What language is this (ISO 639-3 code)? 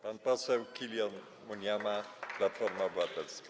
pol